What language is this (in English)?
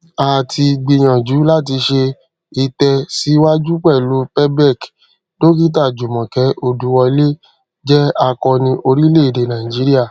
Yoruba